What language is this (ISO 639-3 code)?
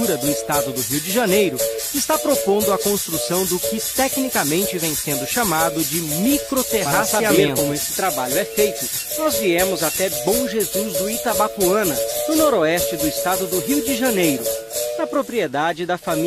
por